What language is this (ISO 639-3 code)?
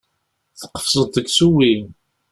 kab